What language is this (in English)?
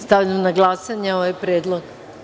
Serbian